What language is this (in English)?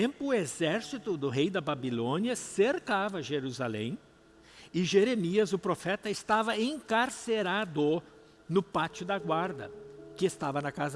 Portuguese